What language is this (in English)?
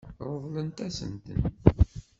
Kabyle